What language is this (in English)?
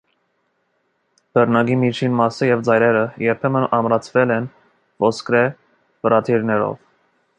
Armenian